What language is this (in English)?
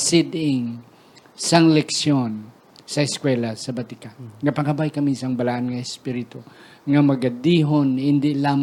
Filipino